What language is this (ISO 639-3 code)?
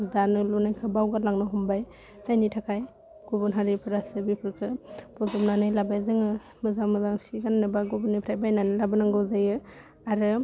brx